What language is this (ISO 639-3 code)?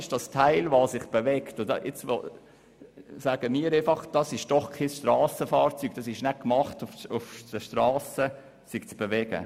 gsw